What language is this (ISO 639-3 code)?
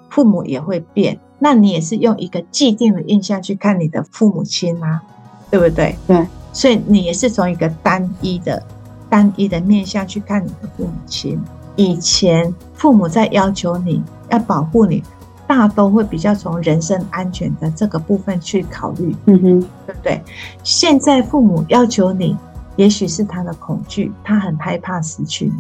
zho